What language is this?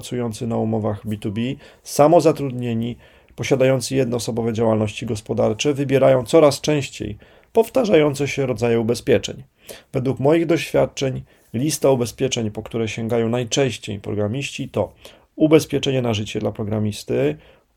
Polish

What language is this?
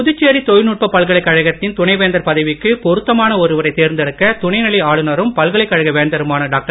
Tamil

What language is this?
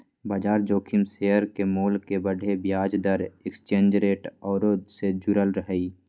Magahi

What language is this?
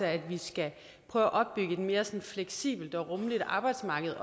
Danish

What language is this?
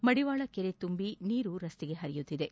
Kannada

